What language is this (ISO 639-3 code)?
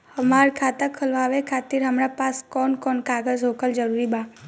bho